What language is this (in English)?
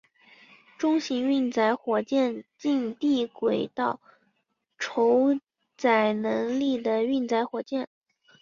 Chinese